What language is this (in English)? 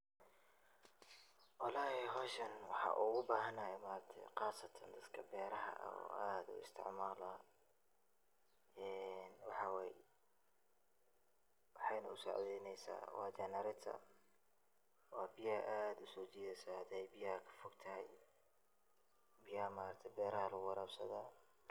Somali